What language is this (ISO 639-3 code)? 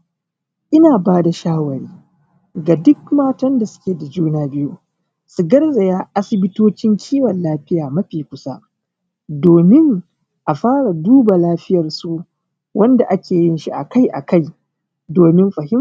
hau